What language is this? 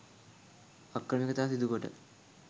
Sinhala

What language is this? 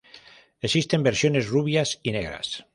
Spanish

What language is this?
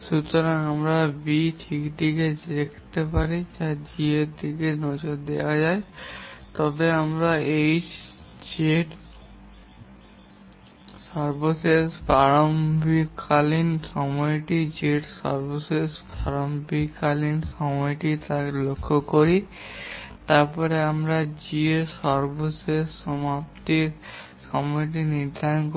Bangla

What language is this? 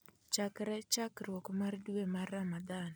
Luo (Kenya and Tanzania)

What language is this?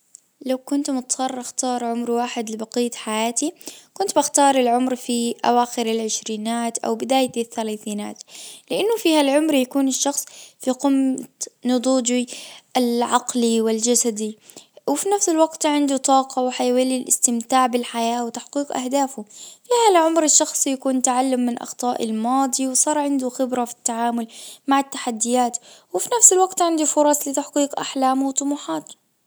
Najdi Arabic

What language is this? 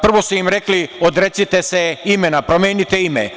Serbian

